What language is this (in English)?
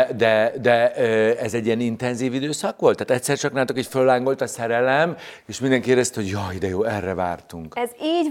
Hungarian